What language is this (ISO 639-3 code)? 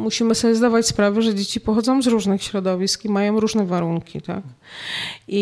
pol